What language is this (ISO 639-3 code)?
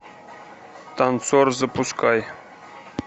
rus